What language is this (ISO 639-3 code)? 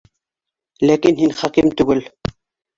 bak